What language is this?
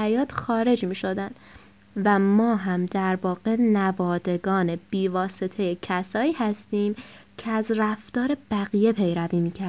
Persian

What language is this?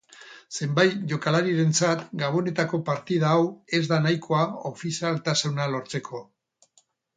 Basque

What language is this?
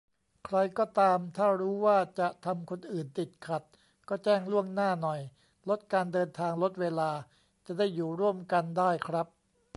Thai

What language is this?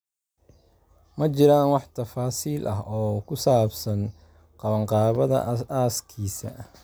Somali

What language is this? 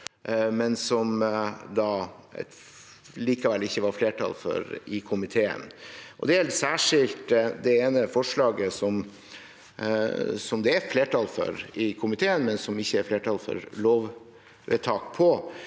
Norwegian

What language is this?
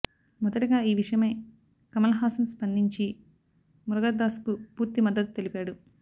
Telugu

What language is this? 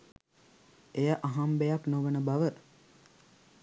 Sinhala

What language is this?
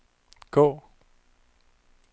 Danish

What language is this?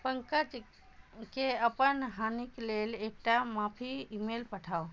Maithili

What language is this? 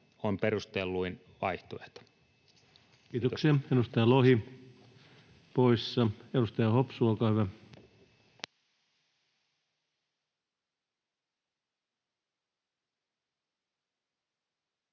Finnish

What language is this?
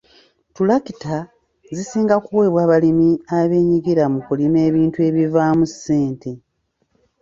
Ganda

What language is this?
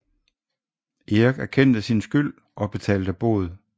Danish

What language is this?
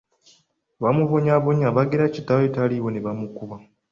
Ganda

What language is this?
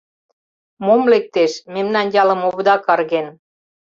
Mari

